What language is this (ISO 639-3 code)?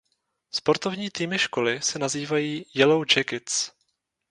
ces